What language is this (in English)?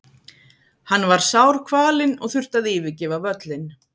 Icelandic